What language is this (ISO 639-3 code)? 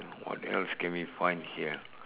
eng